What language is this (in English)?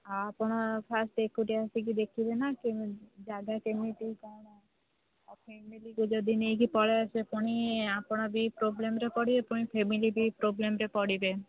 Odia